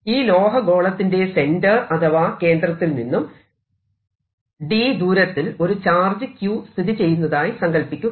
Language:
Malayalam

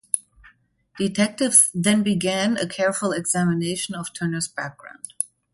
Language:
English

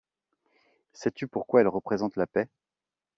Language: French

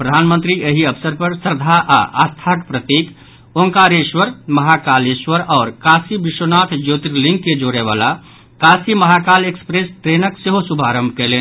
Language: Maithili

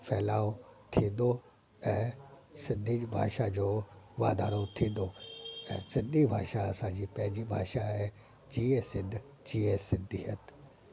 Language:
Sindhi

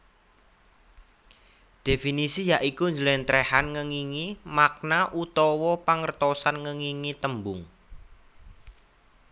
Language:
Javanese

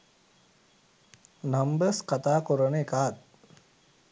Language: Sinhala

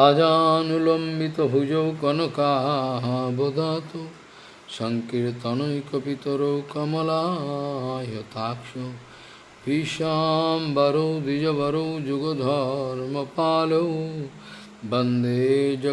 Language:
Russian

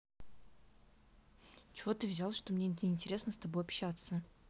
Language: Russian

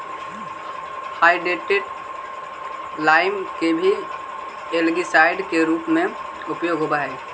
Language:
Magahi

